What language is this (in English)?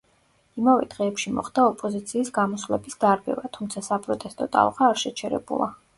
Georgian